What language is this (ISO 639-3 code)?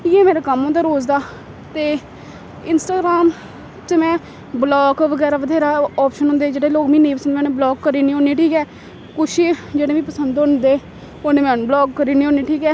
doi